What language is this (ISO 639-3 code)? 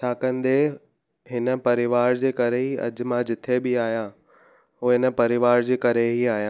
snd